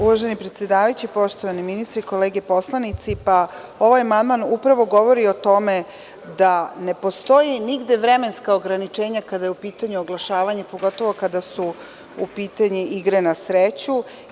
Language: Serbian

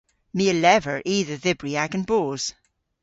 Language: Cornish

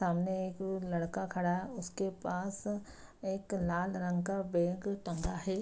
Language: Hindi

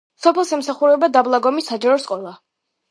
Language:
Georgian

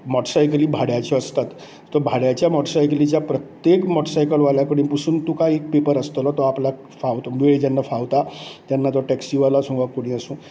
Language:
Konkani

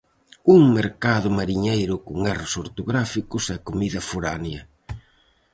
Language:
Galician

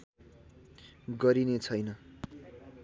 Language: Nepali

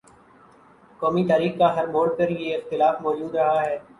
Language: Urdu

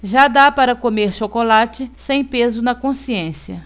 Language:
Portuguese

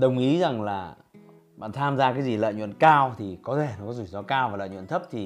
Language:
Vietnamese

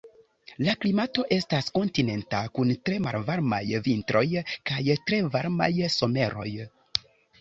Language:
Esperanto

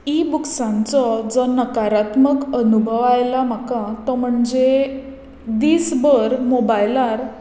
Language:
Konkani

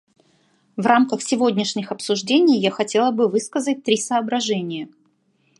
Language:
Russian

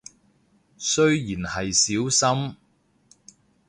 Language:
Cantonese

